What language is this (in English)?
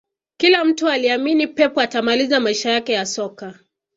Swahili